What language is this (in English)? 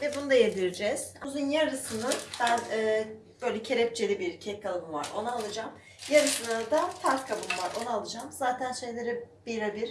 Turkish